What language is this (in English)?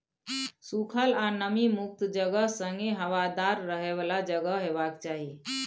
Maithili